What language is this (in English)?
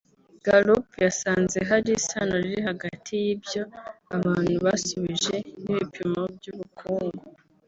Kinyarwanda